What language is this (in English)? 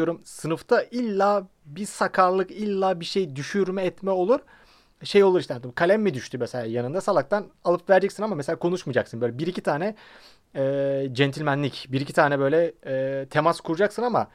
Turkish